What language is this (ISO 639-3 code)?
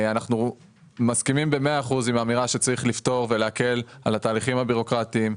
heb